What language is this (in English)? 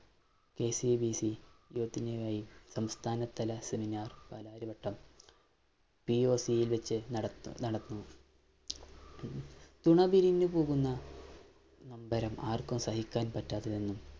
Malayalam